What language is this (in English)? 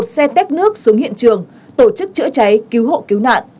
Vietnamese